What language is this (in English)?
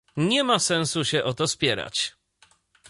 Polish